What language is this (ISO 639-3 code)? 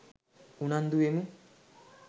sin